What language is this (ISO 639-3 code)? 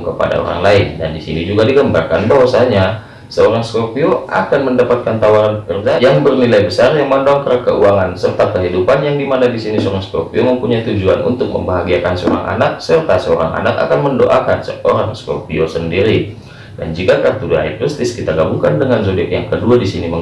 ind